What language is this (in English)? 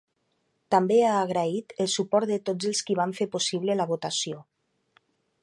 Catalan